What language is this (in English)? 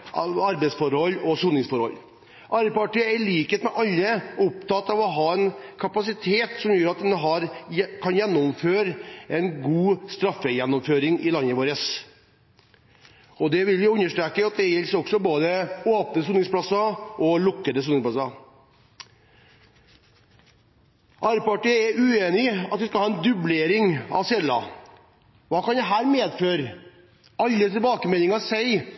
Norwegian Bokmål